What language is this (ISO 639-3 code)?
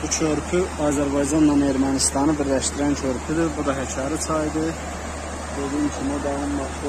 tur